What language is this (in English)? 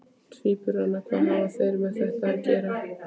Icelandic